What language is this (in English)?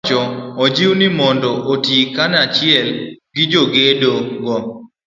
Luo (Kenya and Tanzania)